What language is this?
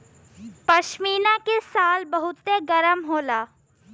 Bhojpuri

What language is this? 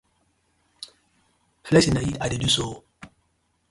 Nigerian Pidgin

